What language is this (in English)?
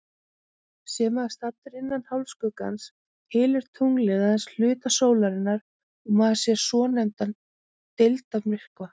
Icelandic